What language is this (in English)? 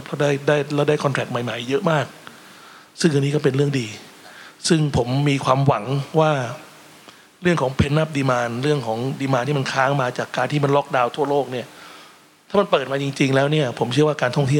Thai